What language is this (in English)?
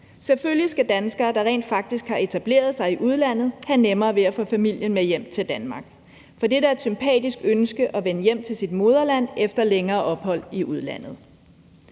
Danish